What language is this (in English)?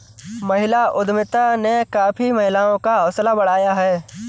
Hindi